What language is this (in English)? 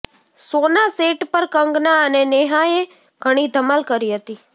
Gujarati